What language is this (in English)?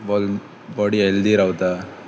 Konkani